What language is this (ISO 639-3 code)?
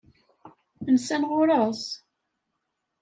kab